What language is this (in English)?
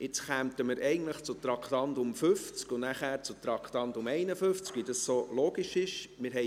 Swiss German